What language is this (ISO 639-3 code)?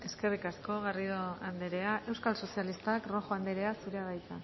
eus